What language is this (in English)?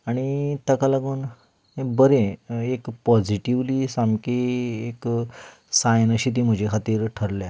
Konkani